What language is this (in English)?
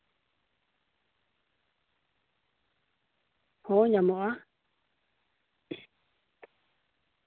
Santali